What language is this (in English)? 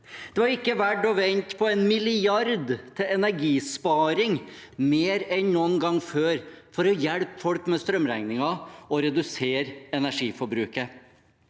Norwegian